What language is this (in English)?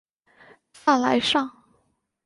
Chinese